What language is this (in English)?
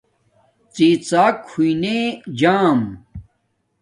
Domaaki